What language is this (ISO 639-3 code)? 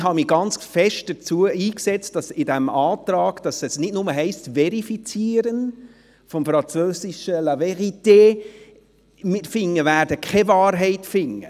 gsw